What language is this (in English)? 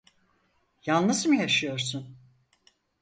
Turkish